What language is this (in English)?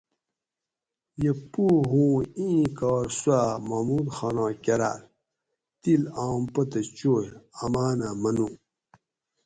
Gawri